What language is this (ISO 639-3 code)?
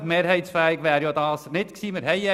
gsw